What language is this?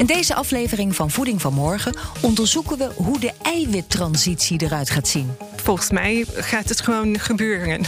Dutch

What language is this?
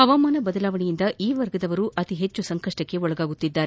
Kannada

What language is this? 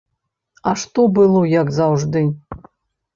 Belarusian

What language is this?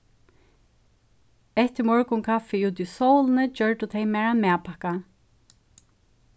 Faroese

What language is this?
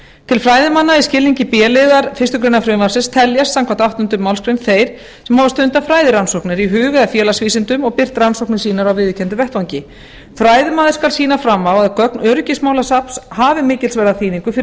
Icelandic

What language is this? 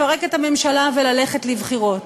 Hebrew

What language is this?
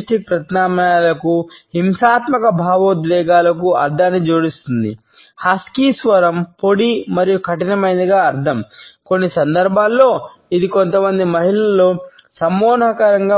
Telugu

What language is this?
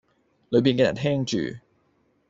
Cantonese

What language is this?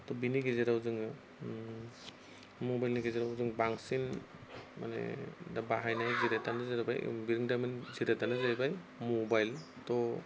Bodo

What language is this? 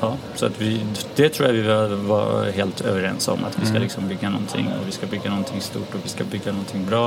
Swedish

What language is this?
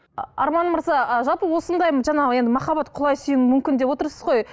Kazakh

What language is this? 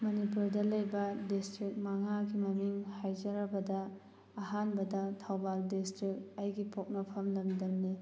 Manipuri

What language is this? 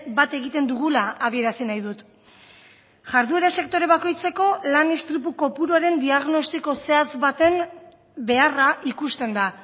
Basque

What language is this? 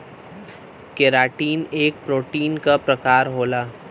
Bhojpuri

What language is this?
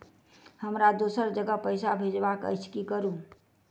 Maithili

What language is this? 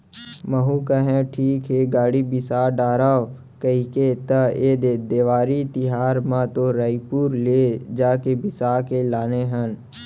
Chhattisgarhi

